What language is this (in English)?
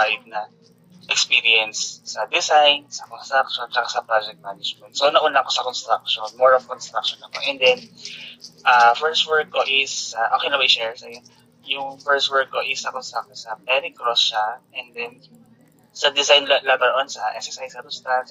Filipino